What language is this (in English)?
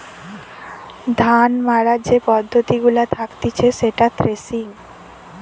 Bangla